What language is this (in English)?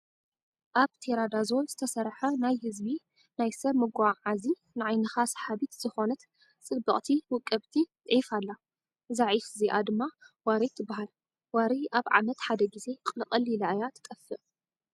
Tigrinya